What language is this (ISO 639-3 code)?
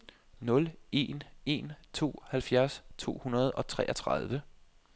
dan